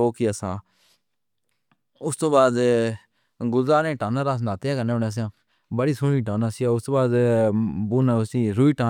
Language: Pahari-Potwari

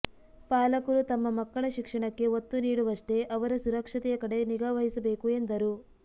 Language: Kannada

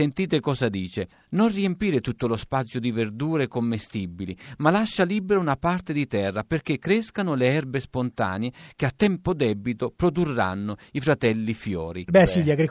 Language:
Italian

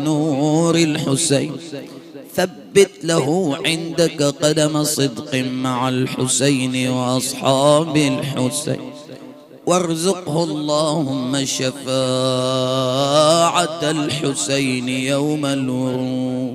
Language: Arabic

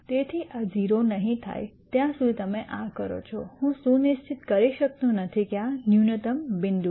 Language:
Gujarati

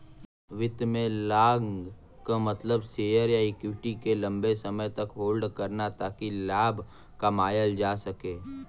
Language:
Bhojpuri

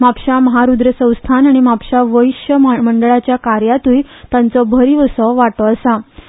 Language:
Konkani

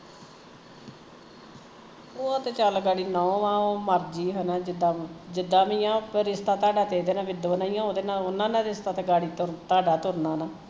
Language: Punjabi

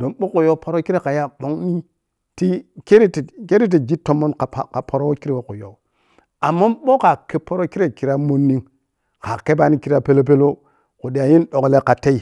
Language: Piya-Kwonci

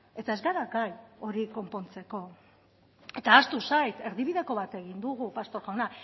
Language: Basque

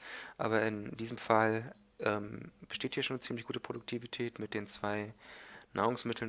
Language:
German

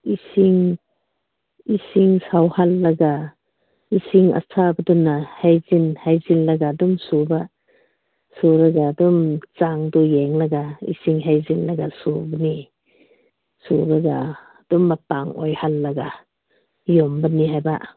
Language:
Manipuri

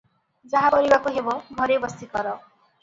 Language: Odia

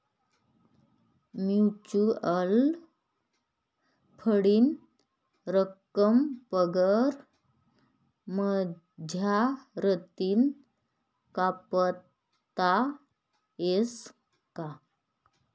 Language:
Marathi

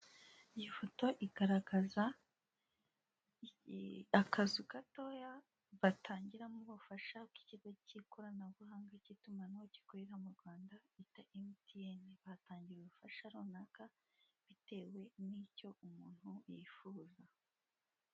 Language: Kinyarwanda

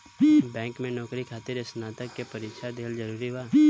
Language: Bhojpuri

